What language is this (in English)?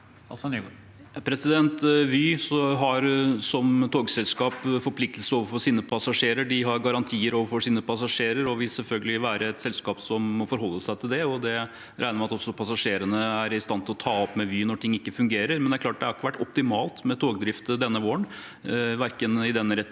Norwegian